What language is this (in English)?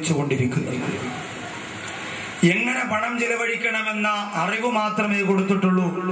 Malayalam